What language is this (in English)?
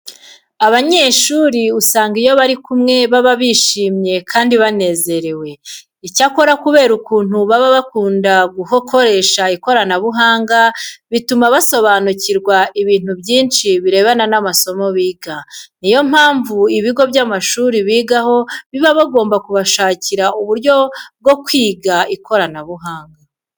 Kinyarwanda